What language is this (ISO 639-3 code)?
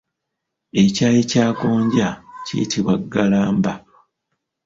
lug